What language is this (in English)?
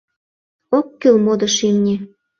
Mari